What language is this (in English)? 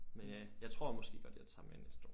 Danish